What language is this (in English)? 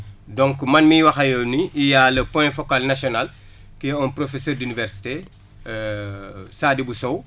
Wolof